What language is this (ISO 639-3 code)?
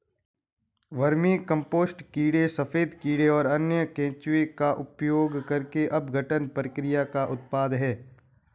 hin